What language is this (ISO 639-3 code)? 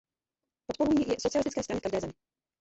ces